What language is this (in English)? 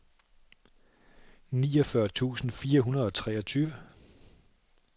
Danish